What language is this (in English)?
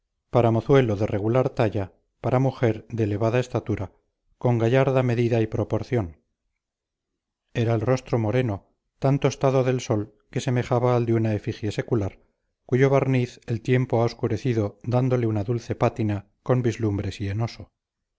Spanish